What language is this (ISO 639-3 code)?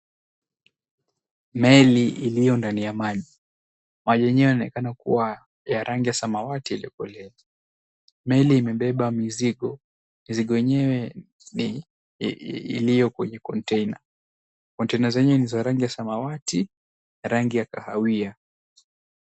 swa